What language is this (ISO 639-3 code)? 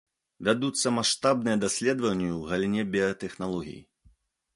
bel